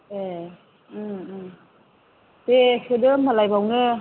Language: Bodo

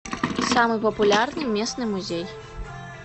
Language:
Russian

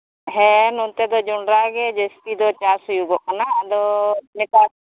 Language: Santali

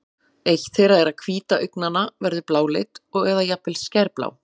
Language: Icelandic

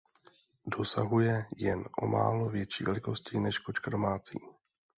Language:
Czech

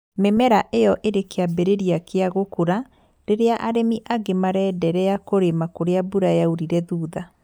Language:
Kikuyu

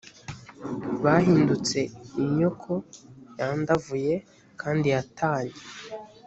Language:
Kinyarwanda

